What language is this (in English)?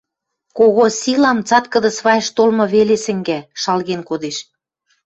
Western Mari